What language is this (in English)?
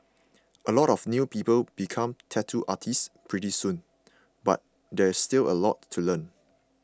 English